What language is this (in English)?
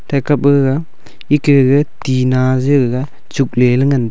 Wancho Naga